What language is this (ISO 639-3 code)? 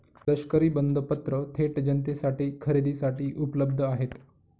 mar